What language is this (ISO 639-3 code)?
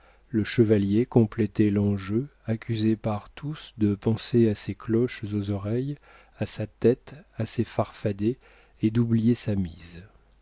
fra